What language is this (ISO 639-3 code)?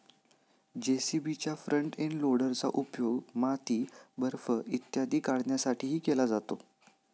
mar